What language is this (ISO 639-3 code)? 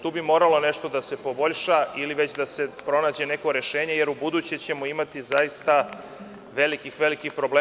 srp